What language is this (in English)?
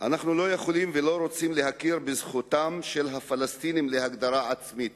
Hebrew